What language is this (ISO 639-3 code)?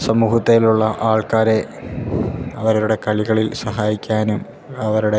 mal